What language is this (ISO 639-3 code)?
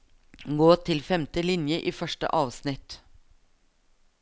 nor